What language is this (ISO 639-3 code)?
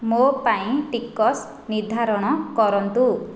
ori